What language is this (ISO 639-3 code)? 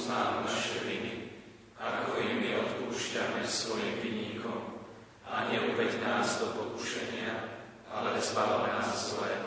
slk